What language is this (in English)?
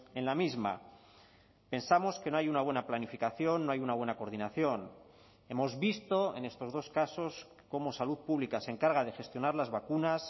Spanish